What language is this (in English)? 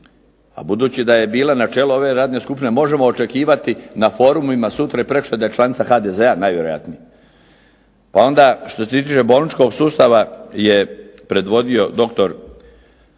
Croatian